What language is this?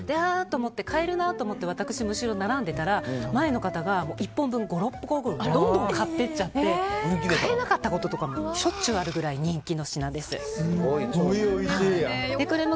Japanese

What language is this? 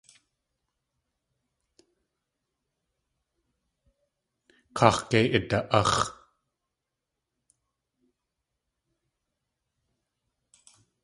Tlingit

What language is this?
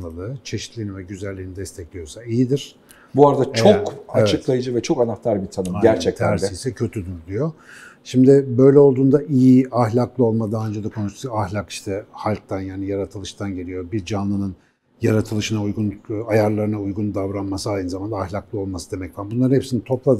Turkish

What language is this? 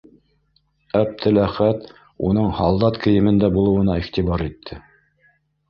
Bashkir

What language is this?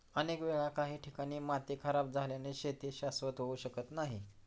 Marathi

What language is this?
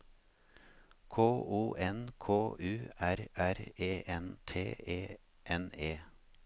Norwegian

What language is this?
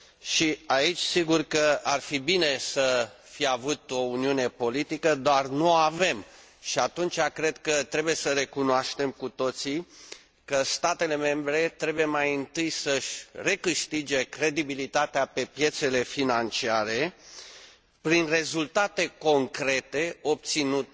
Romanian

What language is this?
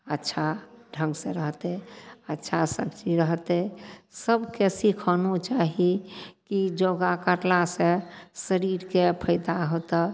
Maithili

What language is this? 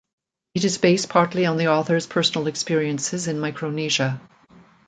English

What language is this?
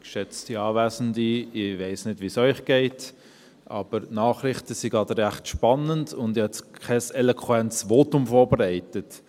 Swiss German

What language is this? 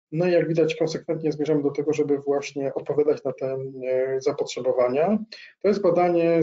Polish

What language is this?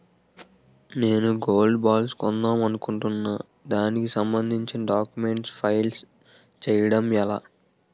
Telugu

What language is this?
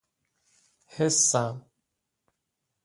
Persian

